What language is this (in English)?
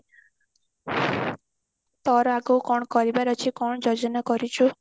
Odia